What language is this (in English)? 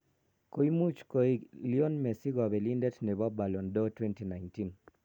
Kalenjin